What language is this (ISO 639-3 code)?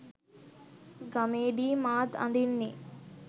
sin